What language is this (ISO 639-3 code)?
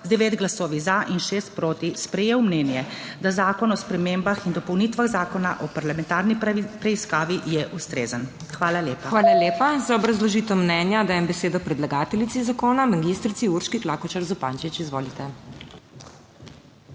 slv